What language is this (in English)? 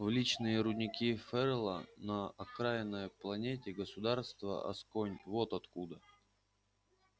Russian